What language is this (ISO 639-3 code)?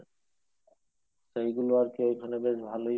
ben